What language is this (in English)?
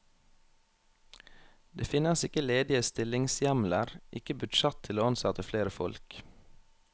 Norwegian